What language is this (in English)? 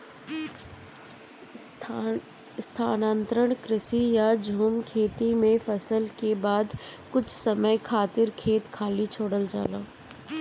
Bhojpuri